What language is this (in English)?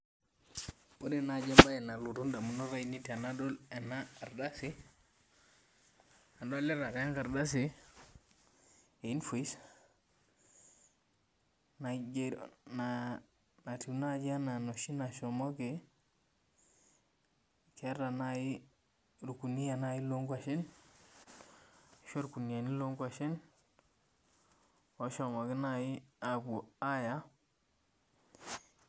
Masai